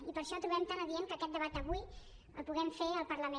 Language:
Catalan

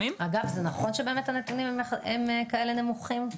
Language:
Hebrew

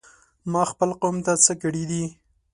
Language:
Pashto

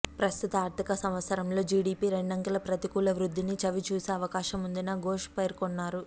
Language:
Telugu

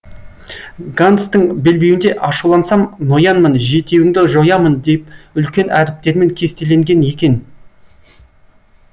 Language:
Kazakh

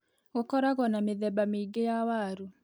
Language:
Kikuyu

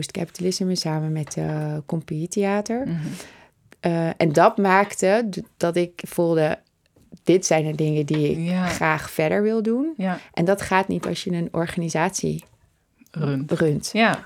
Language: Dutch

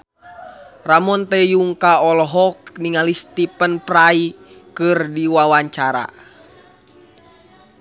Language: Sundanese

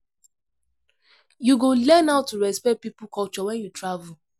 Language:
Nigerian Pidgin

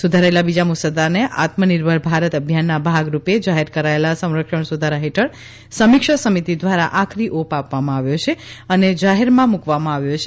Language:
Gujarati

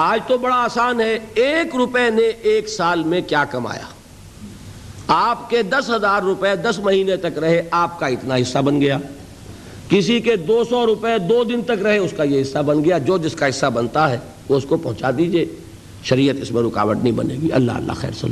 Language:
Urdu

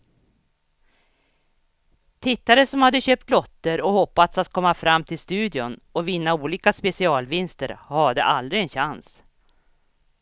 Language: Swedish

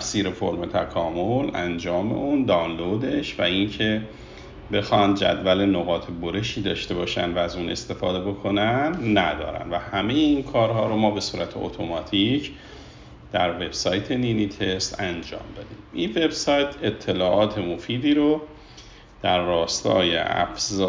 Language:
Persian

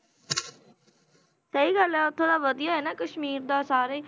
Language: Punjabi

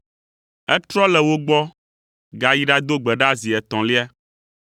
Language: Ewe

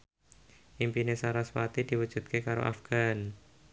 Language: Javanese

